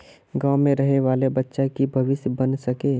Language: Magahi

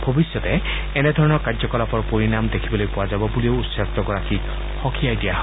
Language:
Assamese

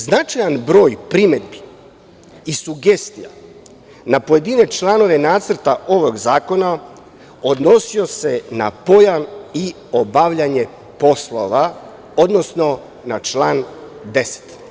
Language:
Serbian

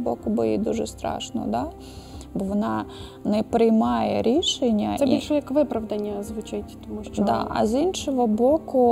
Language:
Ukrainian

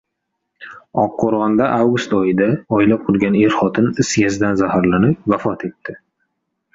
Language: Uzbek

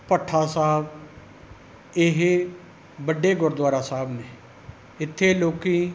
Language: Punjabi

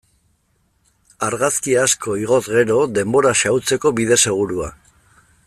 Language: Basque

